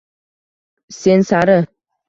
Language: Uzbek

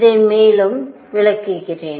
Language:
Tamil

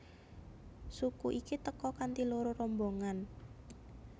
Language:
Javanese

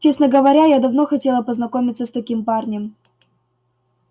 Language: Russian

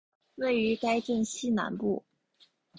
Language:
Chinese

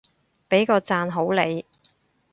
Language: Cantonese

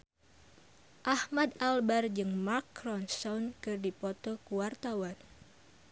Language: Sundanese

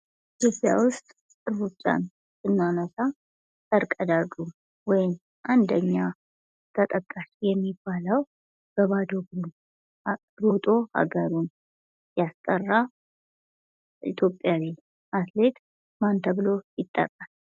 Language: Amharic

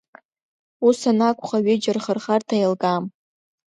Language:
Abkhazian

